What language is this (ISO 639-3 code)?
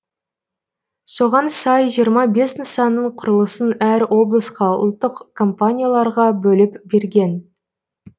kaz